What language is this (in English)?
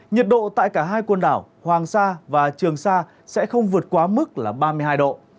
Vietnamese